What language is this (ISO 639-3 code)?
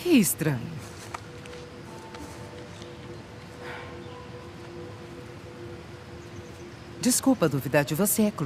por